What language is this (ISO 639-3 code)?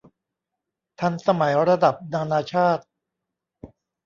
tha